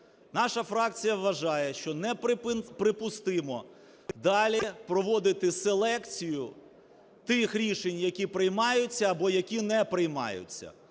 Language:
Ukrainian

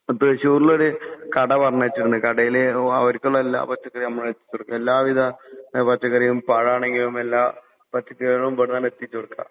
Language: Malayalam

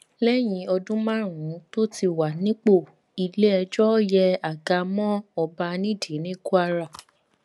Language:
Yoruba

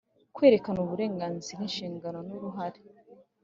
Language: Kinyarwanda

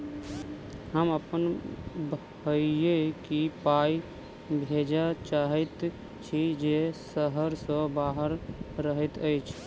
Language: Maithili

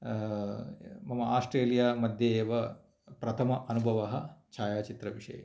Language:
Sanskrit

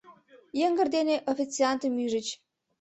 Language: Mari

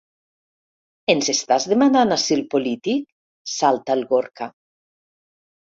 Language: Catalan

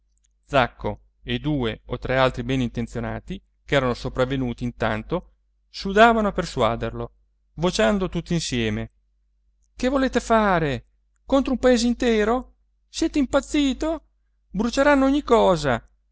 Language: Italian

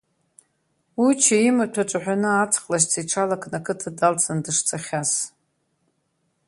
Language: Abkhazian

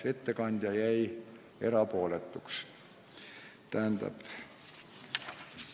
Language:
Estonian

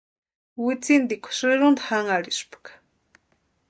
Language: Western Highland Purepecha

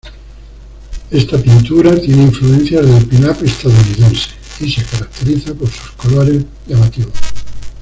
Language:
Spanish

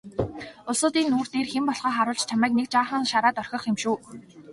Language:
Mongolian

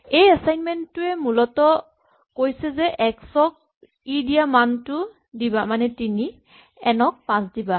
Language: Assamese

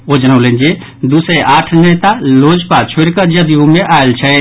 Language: Maithili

